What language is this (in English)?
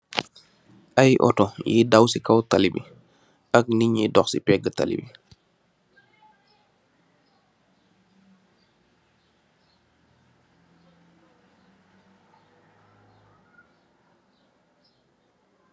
Wolof